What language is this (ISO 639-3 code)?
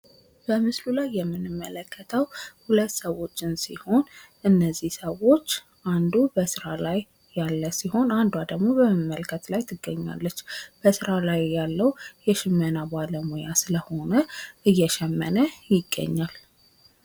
amh